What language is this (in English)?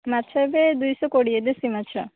Odia